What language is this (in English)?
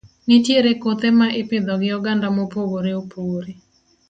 Luo (Kenya and Tanzania)